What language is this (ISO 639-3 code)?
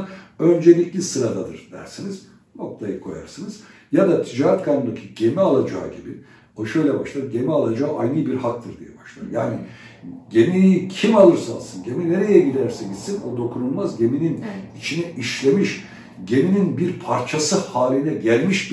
tur